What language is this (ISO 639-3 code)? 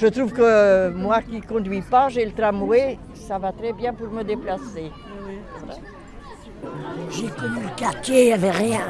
fra